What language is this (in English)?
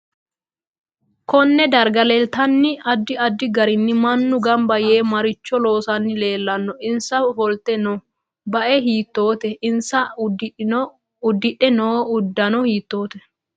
Sidamo